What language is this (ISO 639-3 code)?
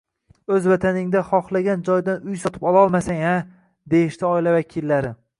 uzb